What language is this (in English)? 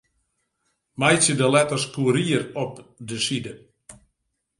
Western Frisian